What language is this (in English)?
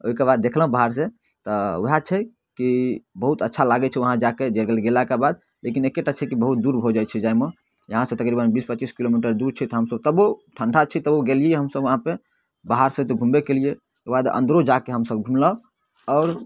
Maithili